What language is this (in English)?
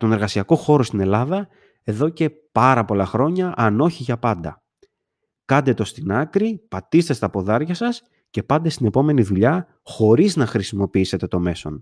Greek